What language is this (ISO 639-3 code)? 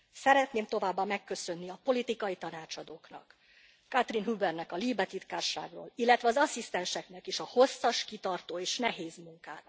hun